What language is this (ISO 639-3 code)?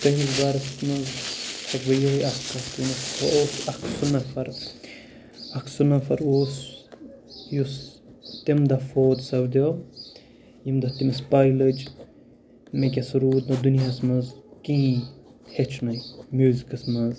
kas